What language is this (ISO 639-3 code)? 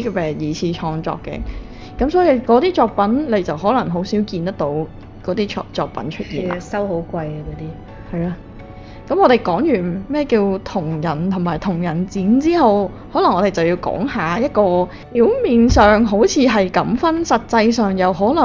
zho